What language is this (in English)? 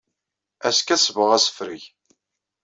Kabyle